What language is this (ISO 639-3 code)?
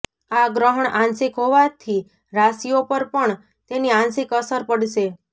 guj